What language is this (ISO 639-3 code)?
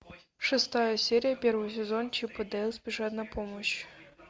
rus